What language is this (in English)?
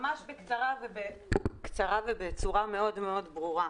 Hebrew